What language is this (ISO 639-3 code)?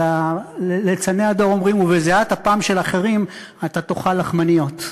heb